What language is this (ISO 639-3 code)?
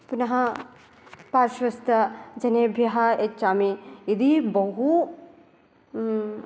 san